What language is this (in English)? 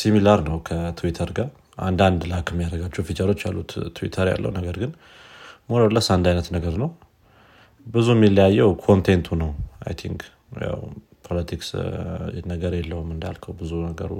Amharic